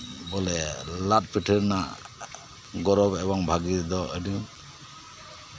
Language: Santali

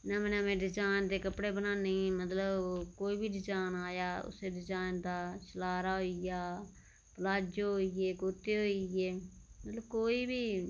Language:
Dogri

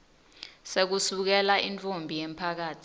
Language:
Swati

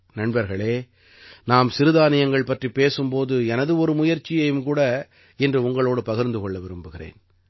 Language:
Tamil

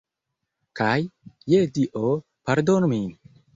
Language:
Esperanto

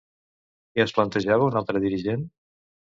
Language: Catalan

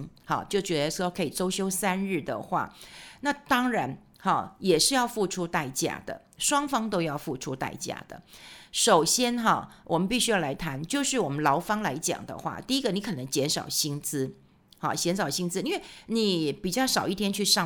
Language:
Chinese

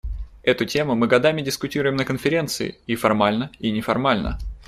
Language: Russian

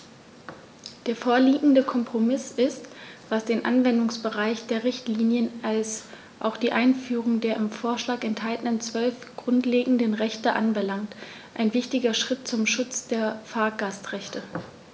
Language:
German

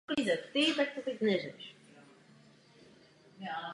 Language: Czech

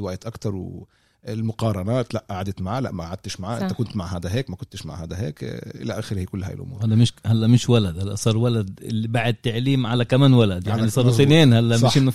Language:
Arabic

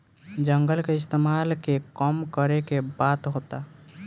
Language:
Bhojpuri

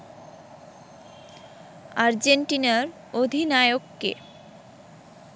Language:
Bangla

